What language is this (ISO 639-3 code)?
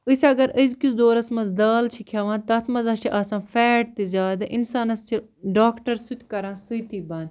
kas